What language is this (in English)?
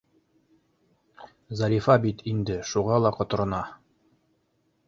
Bashkir